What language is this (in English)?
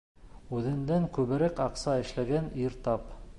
Bashkir